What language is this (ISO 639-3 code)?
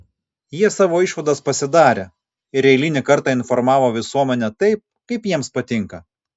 lit